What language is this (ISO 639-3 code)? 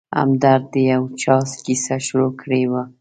pus